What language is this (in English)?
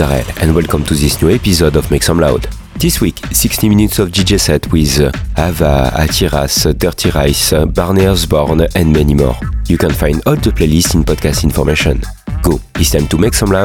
French